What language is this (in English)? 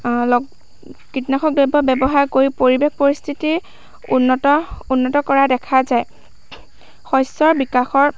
Assamese